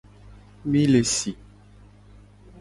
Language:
Gen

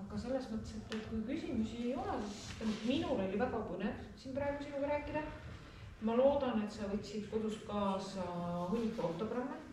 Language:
Finnish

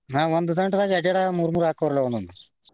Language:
Kannada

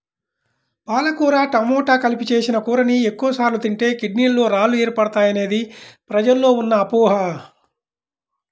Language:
Telugu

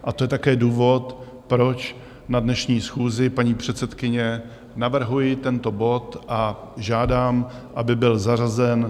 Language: Czech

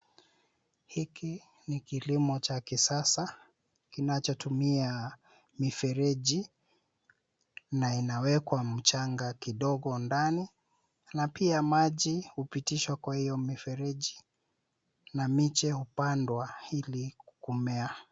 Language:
Swahili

